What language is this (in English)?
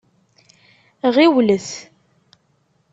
Kabyle